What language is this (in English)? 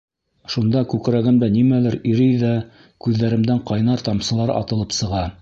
Bashkir